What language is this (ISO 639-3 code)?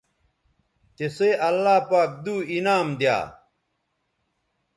btv